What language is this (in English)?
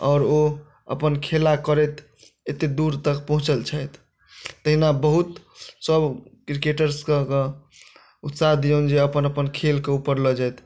Maithili